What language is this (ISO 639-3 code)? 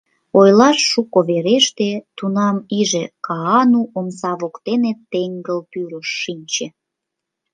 chm